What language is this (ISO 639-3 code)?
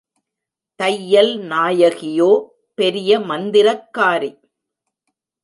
tam